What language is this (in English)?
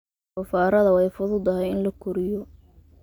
Somali